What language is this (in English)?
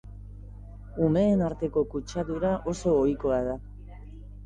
Basque